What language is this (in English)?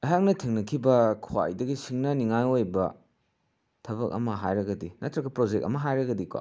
Manipuri